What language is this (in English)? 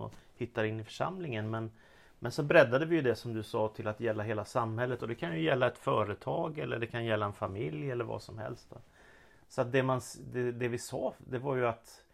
Swedish